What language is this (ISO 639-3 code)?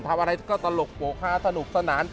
tha